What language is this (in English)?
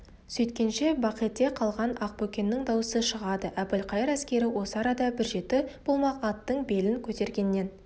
Kazakh